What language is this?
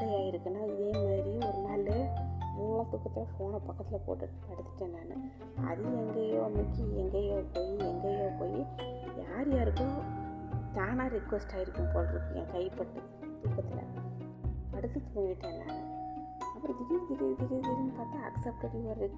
Tamil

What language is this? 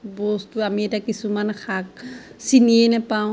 Assamese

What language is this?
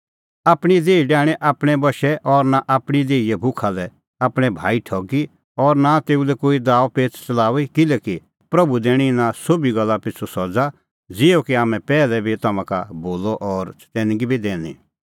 Kullu Pahari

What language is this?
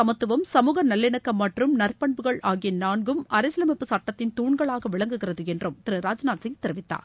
Tamil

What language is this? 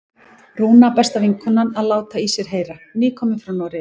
Icelandic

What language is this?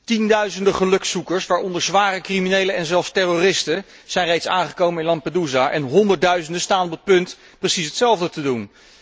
Dutch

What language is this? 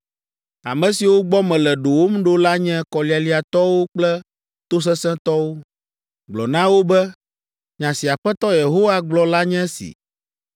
Ewe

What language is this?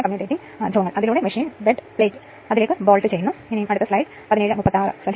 Malayalam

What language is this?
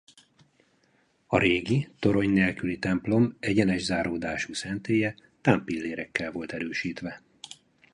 Hungarian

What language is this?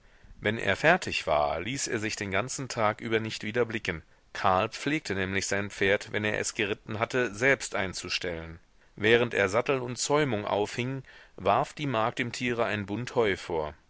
German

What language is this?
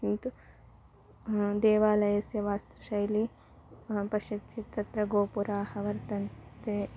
Sanskrit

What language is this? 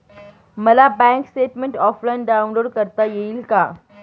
Marathi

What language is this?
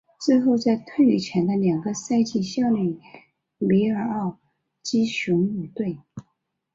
Chinese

